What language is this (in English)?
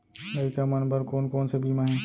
Chhattisgarhi